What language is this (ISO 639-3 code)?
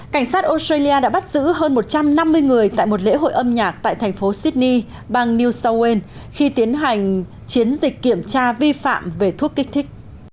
vie